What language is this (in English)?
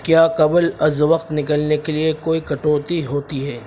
Urdu